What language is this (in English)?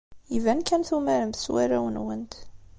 Kabyle